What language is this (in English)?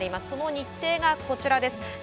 Japanese